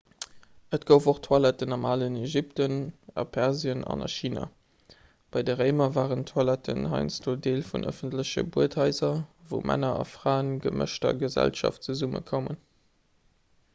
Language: Luxembourgish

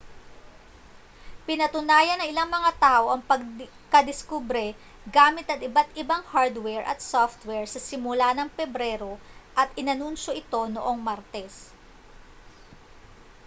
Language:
Filipino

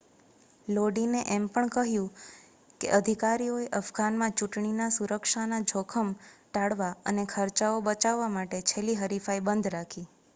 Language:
Gujarati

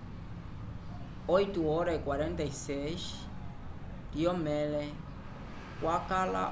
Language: Umbundu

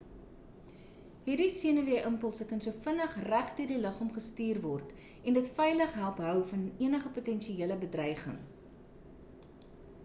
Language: Afrikaans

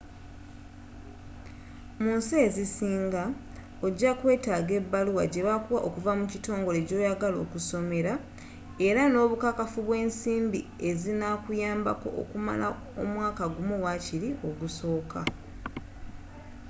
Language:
Ganda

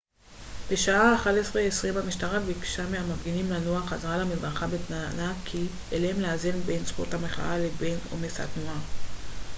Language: Hebrew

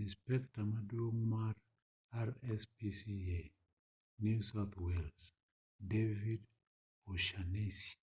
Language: Luo (Kenya and Tanzania)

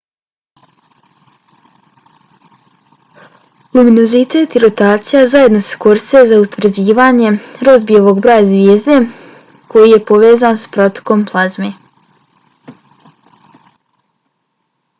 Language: Bosnian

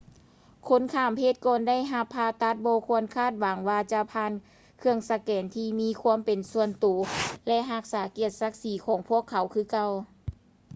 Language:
Lao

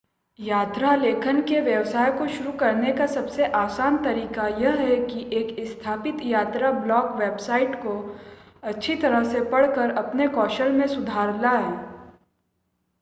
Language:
Hindi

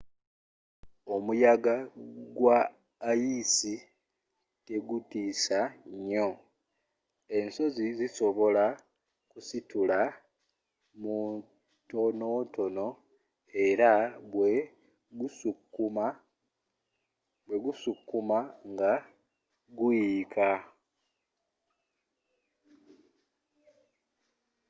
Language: Ganda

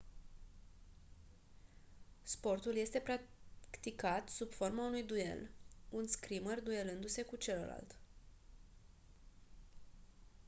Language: Romanian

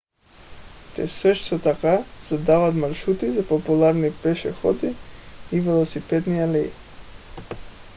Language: Bulgarian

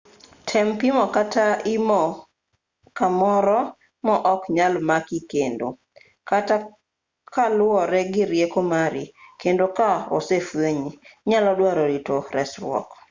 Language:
Luo (Kenya and Tanzania)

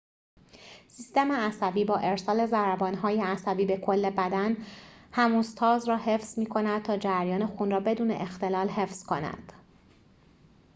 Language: Persian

